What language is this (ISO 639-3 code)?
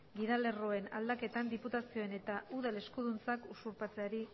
eus